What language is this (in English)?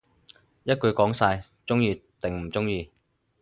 Cantonese